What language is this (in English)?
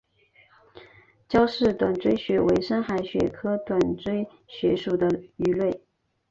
Chinese